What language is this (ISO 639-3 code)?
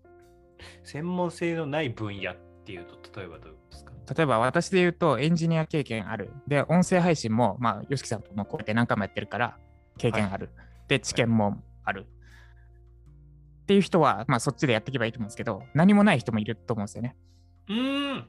jpn